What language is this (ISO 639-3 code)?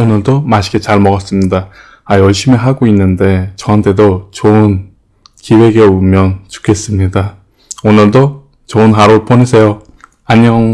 kor